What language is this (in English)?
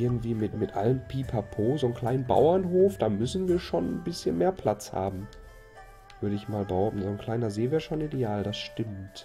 German